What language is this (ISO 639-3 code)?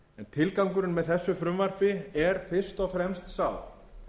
isl